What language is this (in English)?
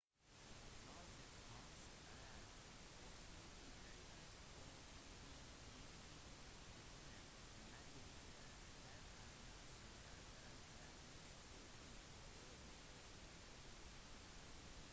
Norwegian Bokmål